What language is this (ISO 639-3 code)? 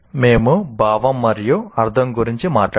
tel